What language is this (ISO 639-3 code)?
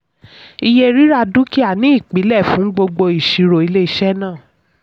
yor